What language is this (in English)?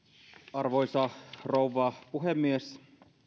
Finnish